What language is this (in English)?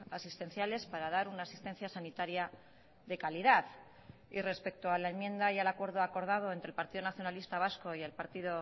Spanish